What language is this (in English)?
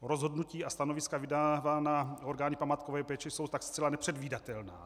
Czech